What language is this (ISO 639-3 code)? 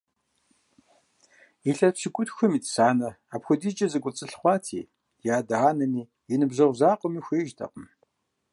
kbd